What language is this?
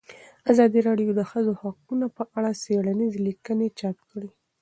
Pashto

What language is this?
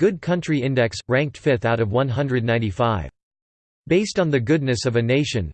English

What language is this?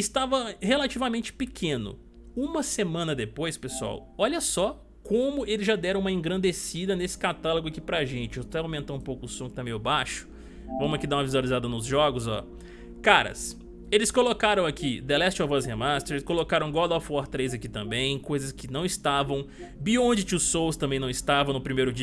Portuguese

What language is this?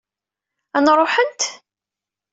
Kabyle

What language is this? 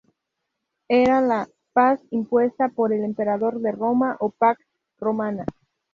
Spanish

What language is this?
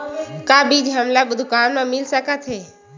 Chhattisgarhi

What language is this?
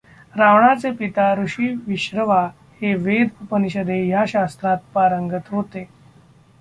Marathi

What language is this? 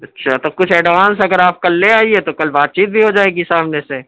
Urdu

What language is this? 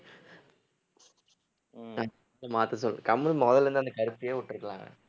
Tamil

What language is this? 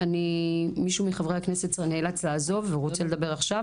Hebrew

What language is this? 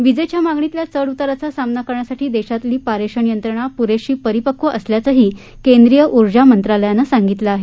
Marathi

